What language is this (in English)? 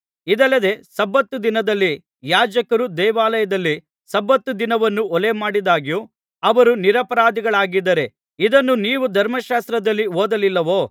Kannada